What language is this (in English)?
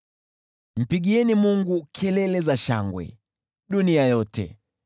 Swahili